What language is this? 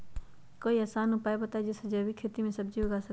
Magahi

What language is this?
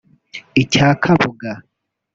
Kinyarwanda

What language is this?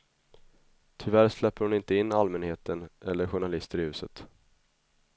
Swedish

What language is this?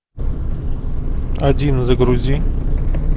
Russian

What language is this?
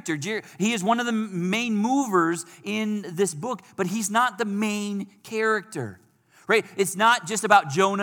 English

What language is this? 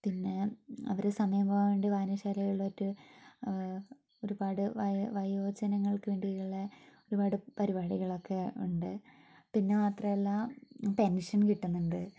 Malayalam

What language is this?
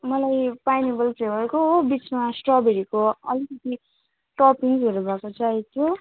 Nepali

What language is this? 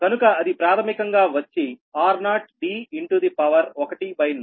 Telugu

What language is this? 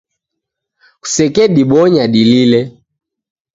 Taita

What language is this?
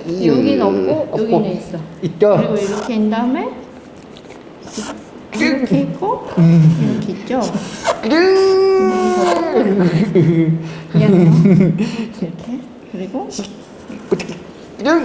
Korean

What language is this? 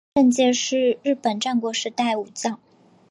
Chinese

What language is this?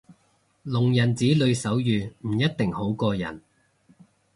Cantonese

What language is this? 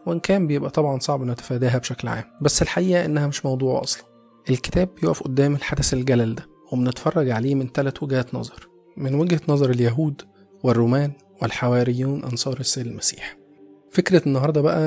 Arabic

